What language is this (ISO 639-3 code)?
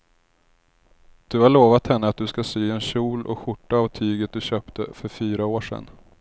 swe